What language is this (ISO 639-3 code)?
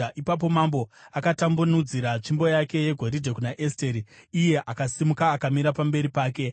sna